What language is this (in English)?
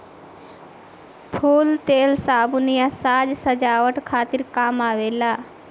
Bhojpuri